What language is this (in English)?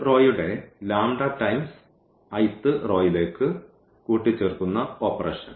Malayalam